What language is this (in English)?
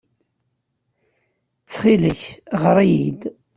Kabyle